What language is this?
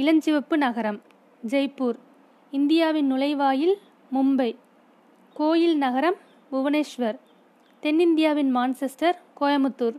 Tamil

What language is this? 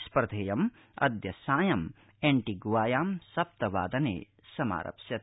Sanskrit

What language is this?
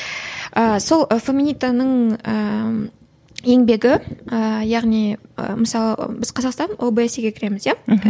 Kazakh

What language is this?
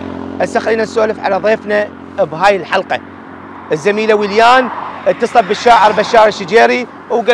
Arabic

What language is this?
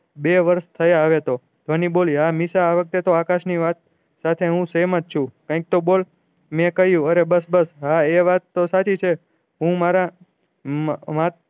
Gujarati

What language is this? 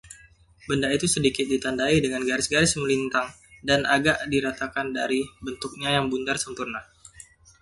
Indonesian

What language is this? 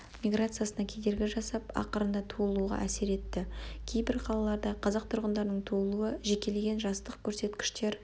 Kazakh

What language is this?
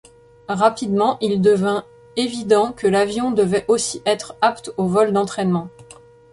French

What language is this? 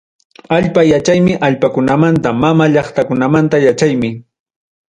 Ayacucho Quechua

